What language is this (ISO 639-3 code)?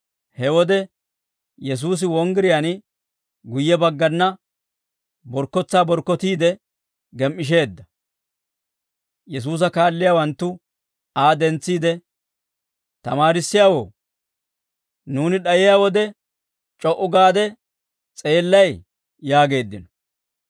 dwr